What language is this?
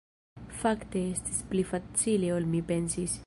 Esperanto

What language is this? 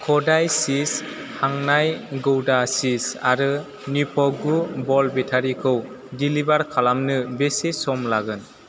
Bodo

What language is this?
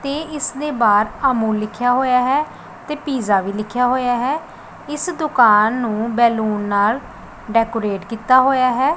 Punjabi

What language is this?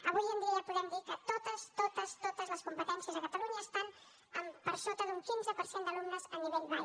Catalan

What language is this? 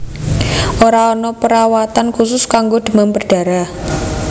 Javanese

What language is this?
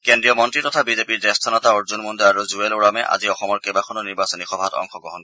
Assamese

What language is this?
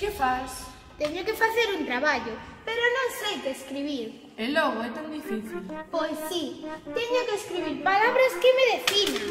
Spanish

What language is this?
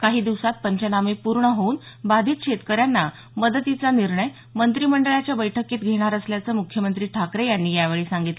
Marathi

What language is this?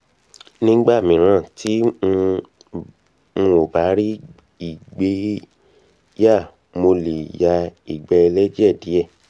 Yoruba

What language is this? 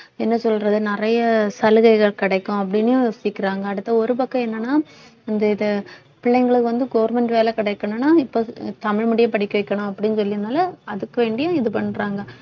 Tamil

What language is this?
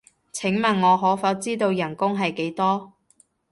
Cantonese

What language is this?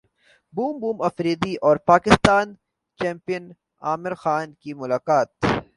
Urdu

